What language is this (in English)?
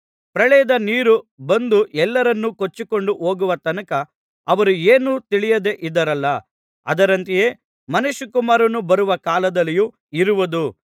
Kannada